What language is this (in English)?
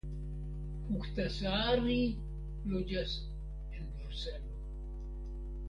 Esperanto